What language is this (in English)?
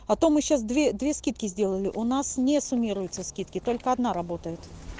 Russian